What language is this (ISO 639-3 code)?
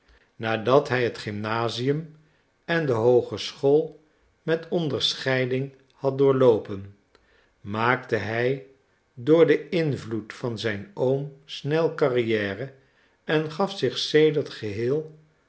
nld